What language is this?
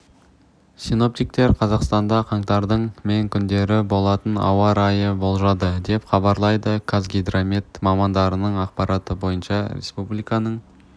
Kazakh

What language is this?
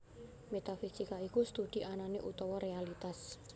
Javanese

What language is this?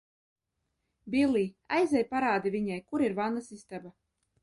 Latvian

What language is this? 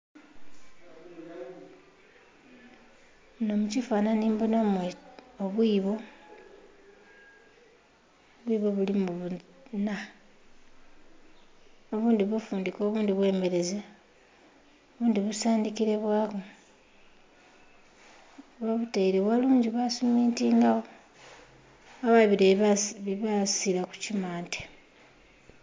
Soga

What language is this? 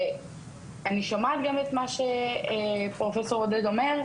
Hebrew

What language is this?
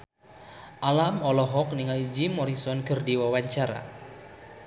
Sundanese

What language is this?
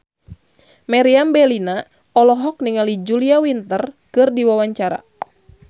Sundanese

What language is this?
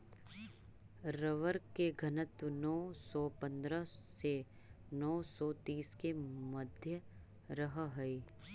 Magahi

